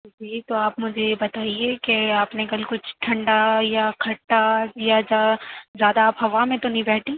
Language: Urdu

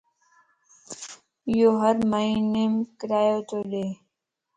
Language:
Lasi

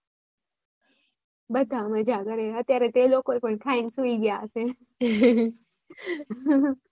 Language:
Gujarati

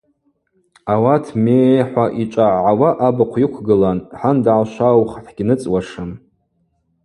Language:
Abaza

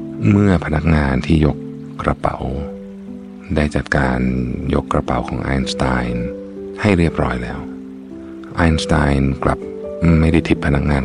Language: Thai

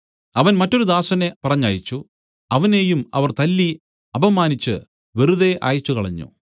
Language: Malayalam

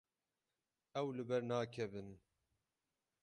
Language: Kurdish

